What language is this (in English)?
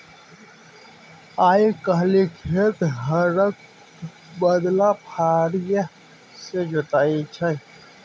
Maithili